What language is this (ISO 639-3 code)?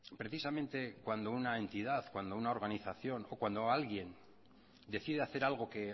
spa